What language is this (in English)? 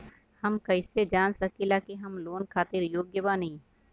Bhojpuri